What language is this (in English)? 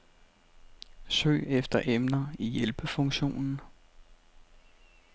Danish